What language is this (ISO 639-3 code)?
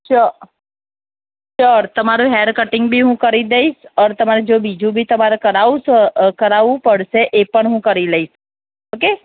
guj